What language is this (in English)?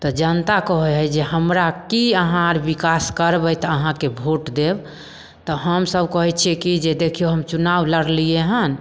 Maithili